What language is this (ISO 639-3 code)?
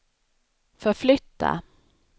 swe